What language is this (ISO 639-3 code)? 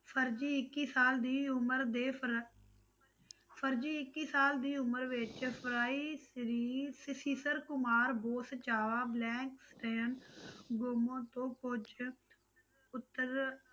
pan